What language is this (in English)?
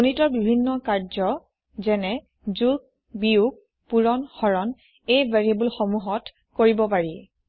Assamese